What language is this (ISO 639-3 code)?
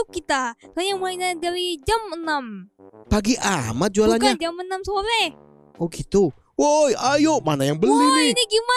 ind